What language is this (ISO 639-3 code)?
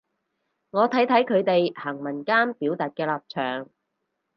yue